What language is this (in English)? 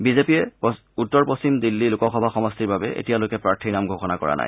Assamese